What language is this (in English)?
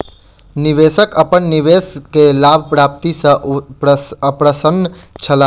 Maithili